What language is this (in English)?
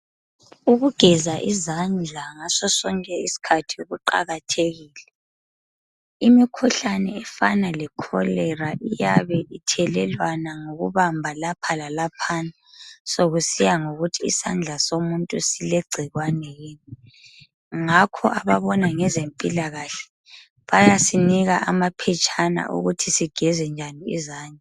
North Ndebele